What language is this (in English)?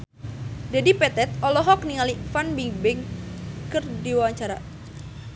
Sundanese